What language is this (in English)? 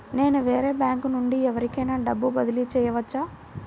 Telugu